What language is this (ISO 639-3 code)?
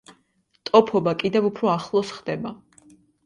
kat